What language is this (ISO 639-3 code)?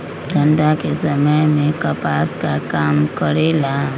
mag